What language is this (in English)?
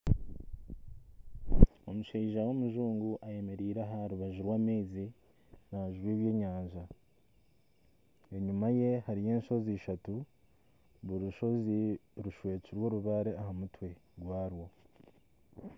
Nyankole